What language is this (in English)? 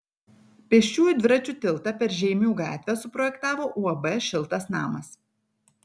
Lithuanian